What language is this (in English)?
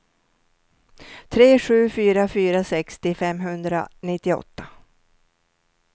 Swedish